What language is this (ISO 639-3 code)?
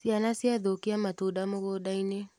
kik